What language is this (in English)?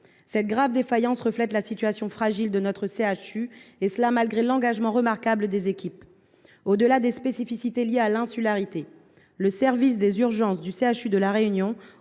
French